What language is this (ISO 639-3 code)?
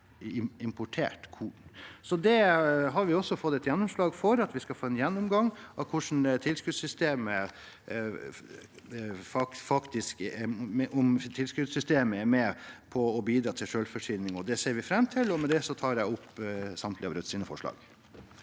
nor